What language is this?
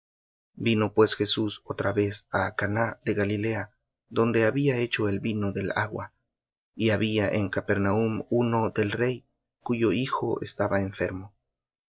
Spanish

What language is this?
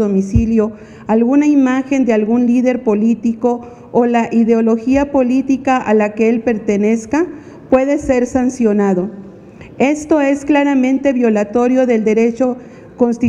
Spanish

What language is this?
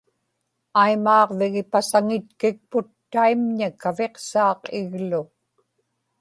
Inupiaq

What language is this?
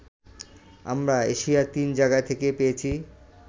Bangla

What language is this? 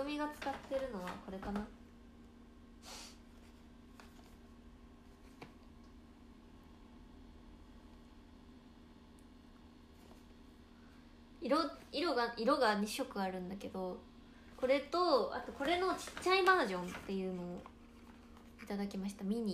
Japanese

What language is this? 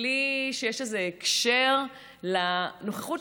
Hebrew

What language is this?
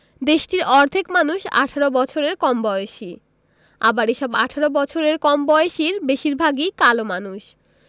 Bangla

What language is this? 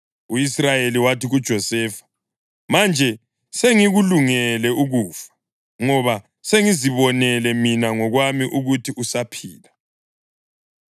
North Ndebele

